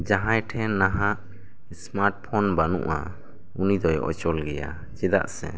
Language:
Santali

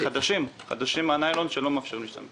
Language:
Hebrew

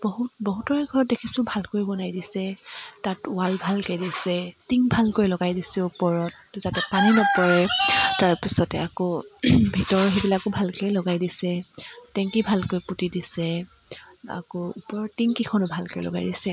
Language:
Assamese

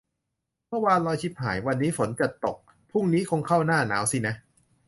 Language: Thai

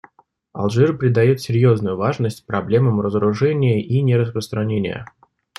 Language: Russian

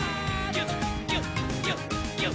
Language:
Japanese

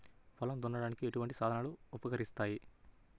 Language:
Telugu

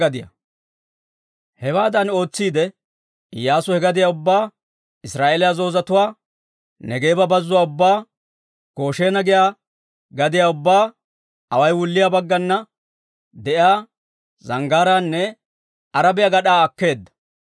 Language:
Dawro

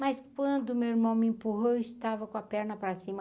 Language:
Portuguese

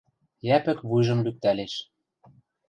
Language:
Western Mari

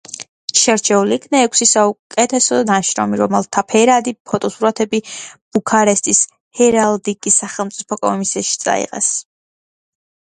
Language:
Georgian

